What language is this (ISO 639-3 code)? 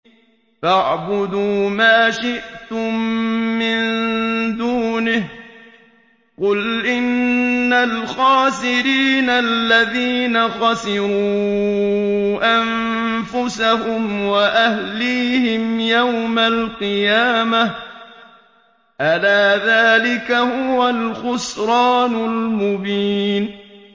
ara